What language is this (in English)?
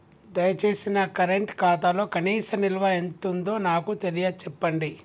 Telugu